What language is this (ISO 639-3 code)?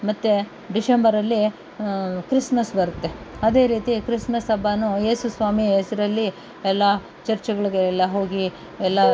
kan